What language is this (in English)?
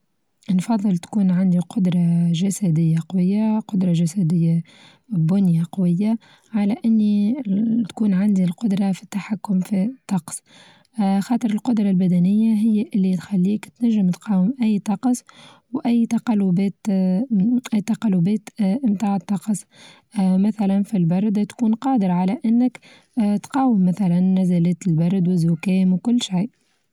Tunisian Arabic